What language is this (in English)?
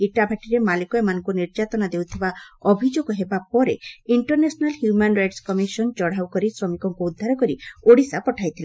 Odia